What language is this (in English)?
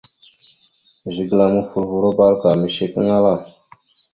Mada (Cameroon)